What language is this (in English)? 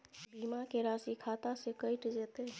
Maithili